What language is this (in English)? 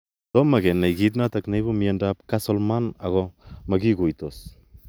Kalenjin